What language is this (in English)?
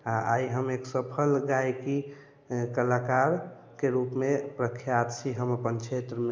Maithili